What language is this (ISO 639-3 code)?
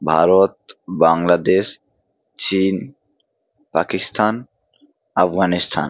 ben